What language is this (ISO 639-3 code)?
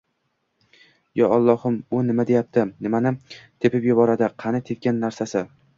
uzb